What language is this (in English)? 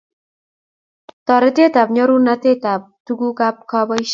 Kalenjin